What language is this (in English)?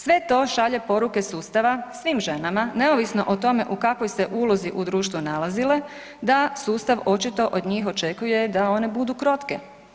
Croatian